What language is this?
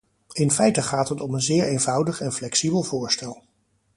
Dutch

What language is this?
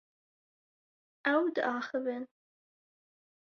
Kurdish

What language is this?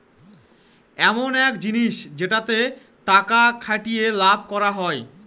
Bangla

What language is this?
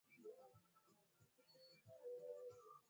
Swahili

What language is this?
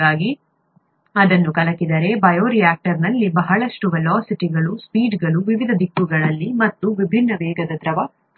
Kannada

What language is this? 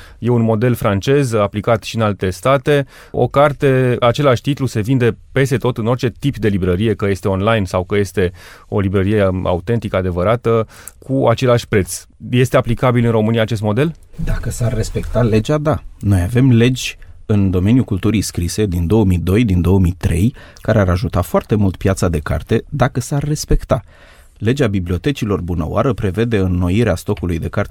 Romanian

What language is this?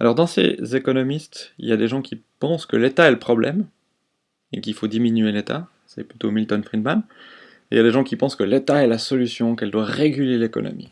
French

